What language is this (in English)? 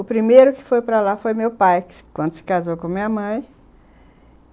Portuguese